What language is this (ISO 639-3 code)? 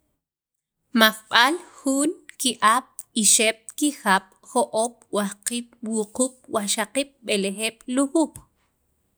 quv